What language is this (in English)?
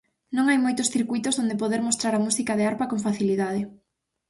Galician